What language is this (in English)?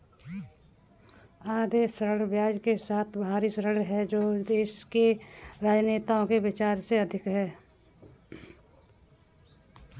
Hindi